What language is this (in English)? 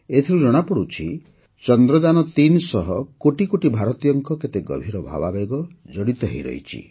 Odia